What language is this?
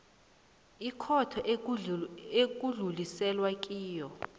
South Ndebele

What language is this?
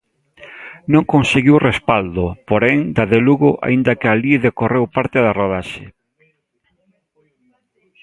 Galician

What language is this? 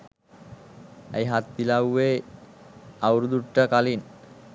Sinhala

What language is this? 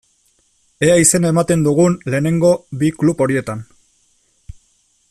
Basque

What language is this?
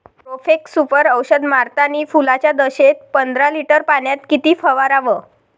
Marathi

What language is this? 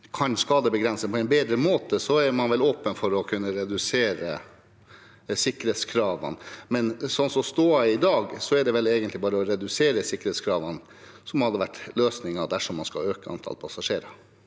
Norwegian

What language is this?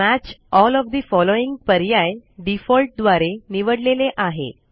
Marathi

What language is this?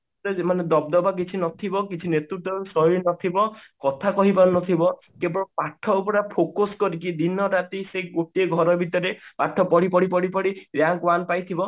Odia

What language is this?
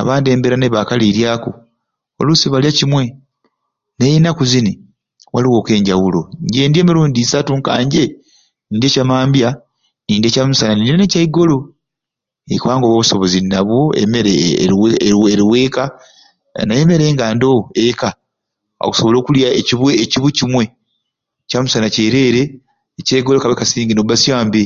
Ruuli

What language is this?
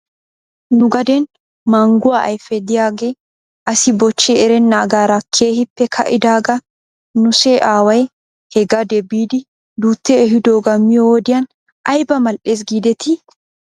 Wolaytta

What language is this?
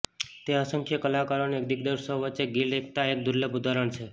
Gujarati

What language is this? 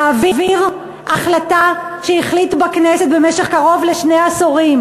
Hebrew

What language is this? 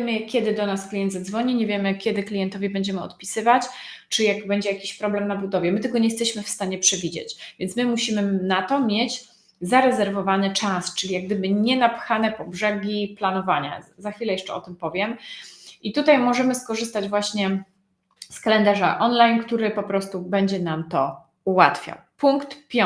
Polish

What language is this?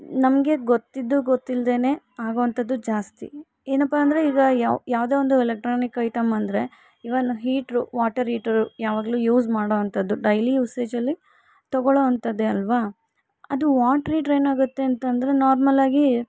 Kannada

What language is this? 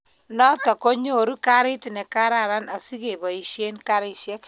Kalenjin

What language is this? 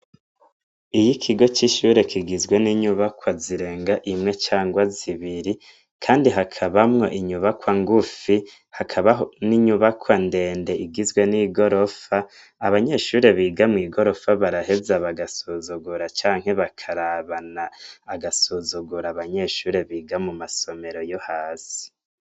Rundi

